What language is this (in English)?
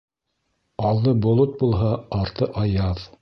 Bashkir